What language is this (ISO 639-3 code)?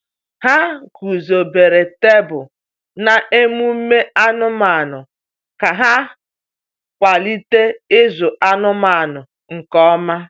ibo